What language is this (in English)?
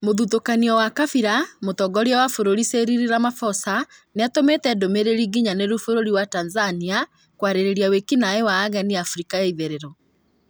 Kikuyu